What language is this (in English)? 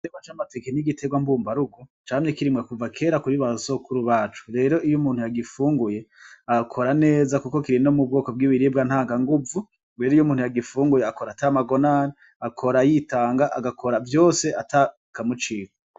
Rundi